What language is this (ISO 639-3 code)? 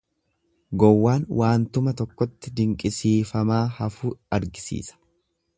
orm